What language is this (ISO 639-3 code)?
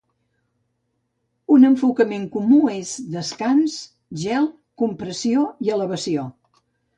cat